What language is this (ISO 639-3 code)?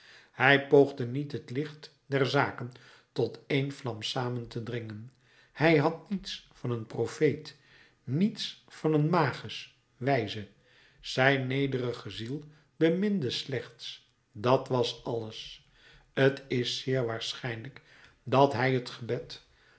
nld